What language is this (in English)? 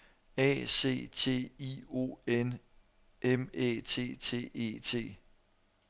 Danish